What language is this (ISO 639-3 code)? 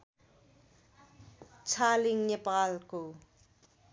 nep